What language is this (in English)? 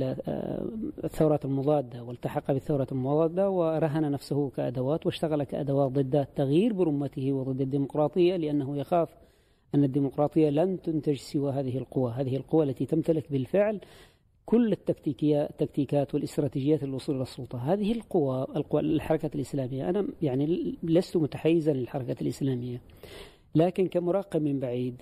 Arabic